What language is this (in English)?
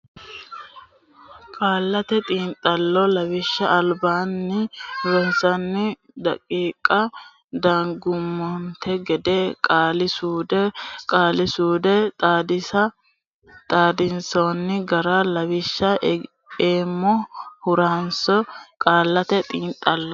Sidamo